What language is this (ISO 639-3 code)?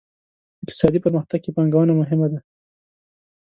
pus